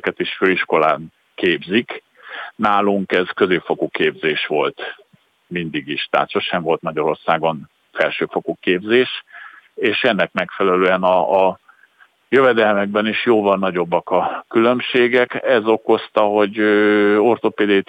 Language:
Hungarian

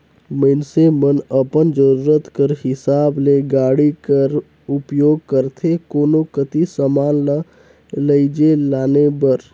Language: Chhattisgarhi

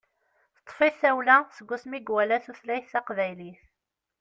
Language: Kabyle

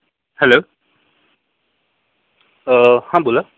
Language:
Marathi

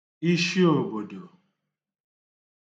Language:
Igbo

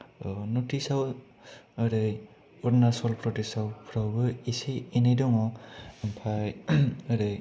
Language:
Bodo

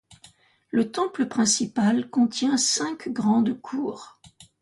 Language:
French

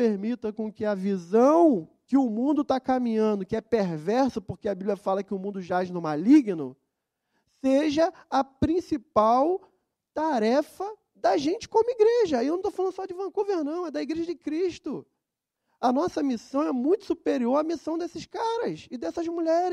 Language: Portuguese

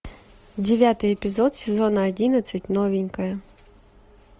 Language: Russian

